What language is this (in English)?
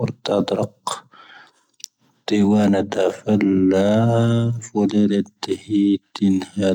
Tahaggart Tamahaq